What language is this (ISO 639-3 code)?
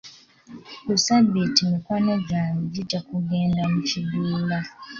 lug